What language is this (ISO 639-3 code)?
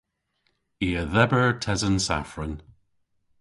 cor